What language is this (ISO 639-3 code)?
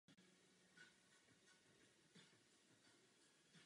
ces